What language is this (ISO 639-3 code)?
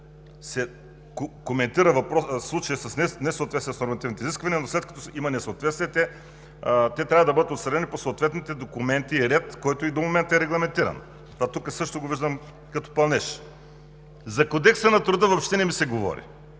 bul